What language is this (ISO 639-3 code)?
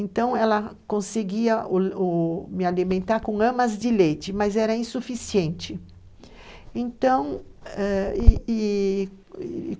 por